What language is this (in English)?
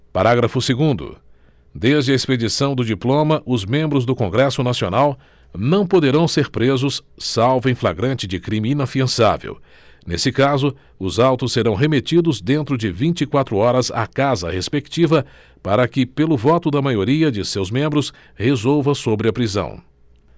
Portuguese